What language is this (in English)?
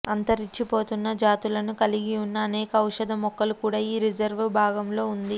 Telugu